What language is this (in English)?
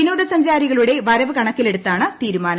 Malayalam